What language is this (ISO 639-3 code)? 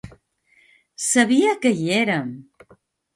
cat